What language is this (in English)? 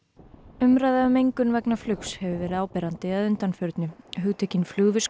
Icelandic